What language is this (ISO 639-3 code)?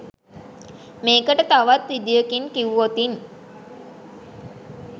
sin